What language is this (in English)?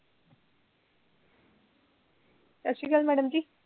Punjabi